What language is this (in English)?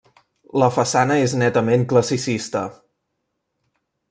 Catalan